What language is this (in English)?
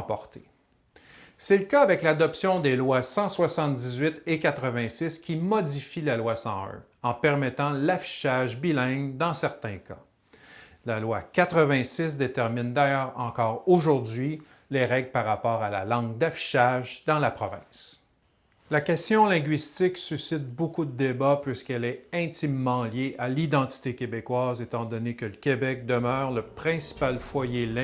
French